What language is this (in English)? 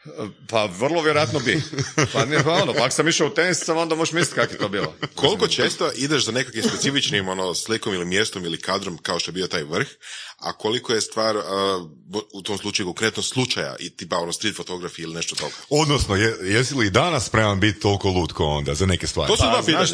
Croatian